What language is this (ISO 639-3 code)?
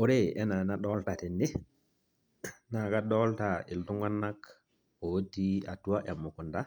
mas